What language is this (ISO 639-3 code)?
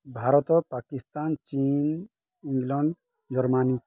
ori